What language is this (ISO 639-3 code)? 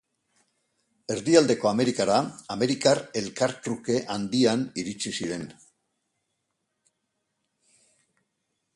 eus